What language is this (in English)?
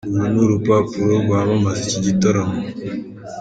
Kinyarwanda